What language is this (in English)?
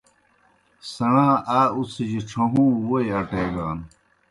Kohistani Shina